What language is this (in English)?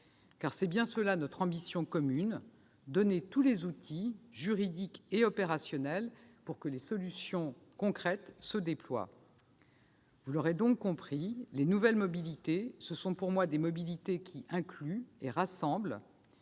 French